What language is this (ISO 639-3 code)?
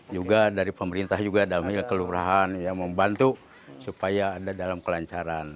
ind